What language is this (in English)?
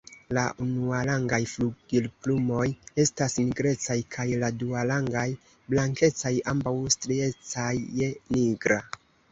Esperanto